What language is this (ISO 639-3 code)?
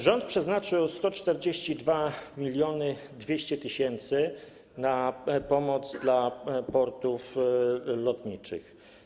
pol